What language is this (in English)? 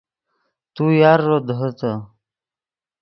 Yidgha